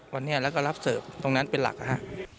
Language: Thai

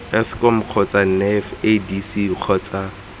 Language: Tswana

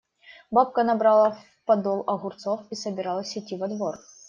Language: Russian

